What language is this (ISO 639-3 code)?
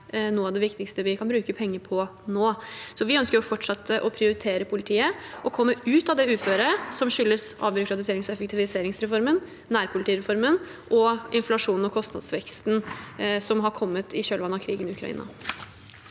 nor